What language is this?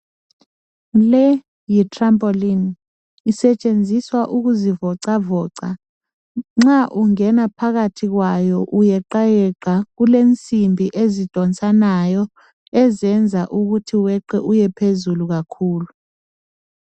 North Ndebele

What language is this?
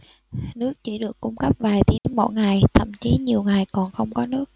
Vietnamese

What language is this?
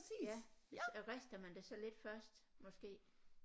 Danish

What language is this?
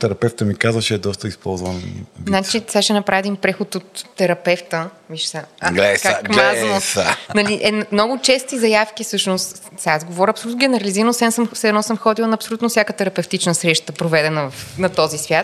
Bulgarian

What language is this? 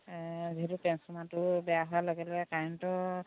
Assamese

